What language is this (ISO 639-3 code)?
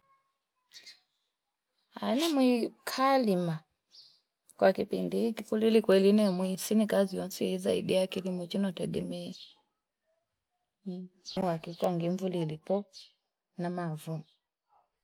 fip